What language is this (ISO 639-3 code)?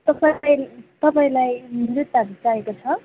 nep